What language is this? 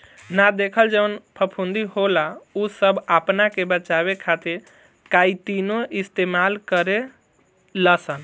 Bhojpuri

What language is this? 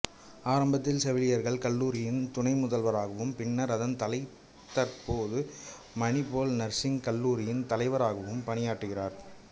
Tamil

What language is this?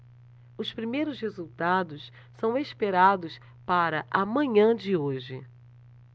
Portuguese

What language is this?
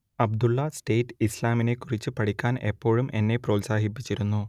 Malayalam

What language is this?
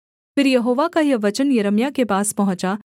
Hindi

